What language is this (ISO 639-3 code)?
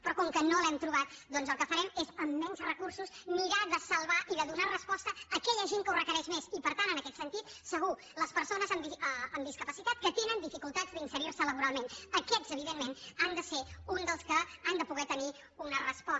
cat